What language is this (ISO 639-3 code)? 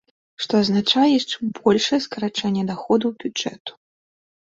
bel